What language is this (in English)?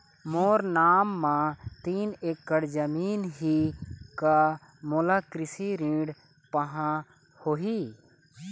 Chhattisgarhi